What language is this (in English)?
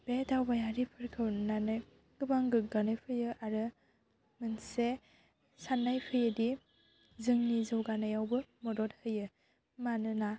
Bodo